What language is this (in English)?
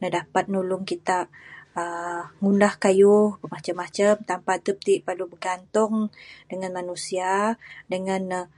Bukar-Sadung Bidayuh